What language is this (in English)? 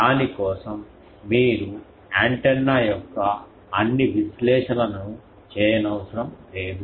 Telugu